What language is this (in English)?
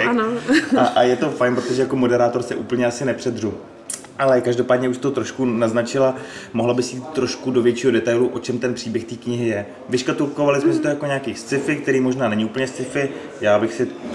Czech